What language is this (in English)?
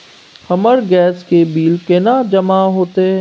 Maithili